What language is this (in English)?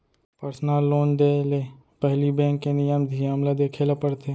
Chhattisgarhi